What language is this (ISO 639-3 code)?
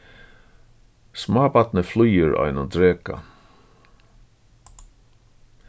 fao